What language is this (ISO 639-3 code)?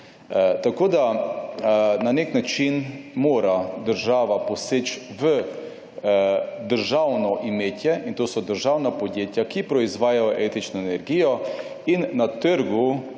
slv